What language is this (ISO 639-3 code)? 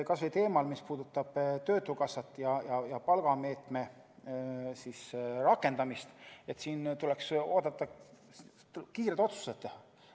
est